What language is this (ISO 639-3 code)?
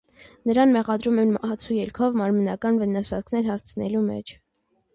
hye